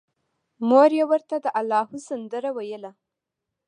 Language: Pashto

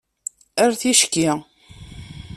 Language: Kabyle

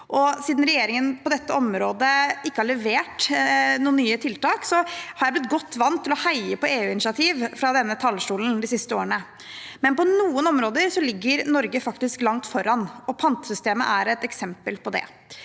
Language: Norwegian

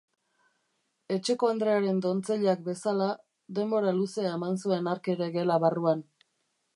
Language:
Basque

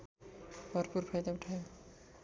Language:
Nepali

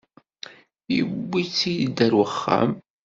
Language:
Kabyle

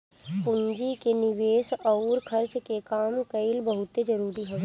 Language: Bhojpuri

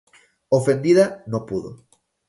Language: Spanish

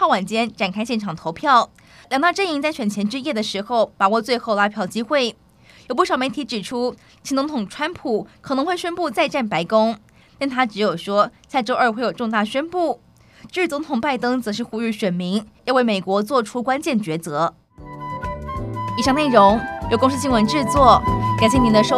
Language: Chinese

